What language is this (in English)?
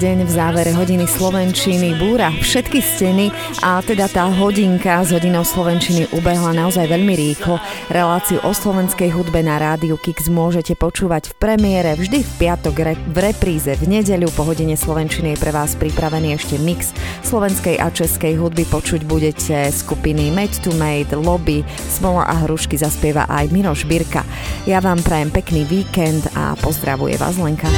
Slovak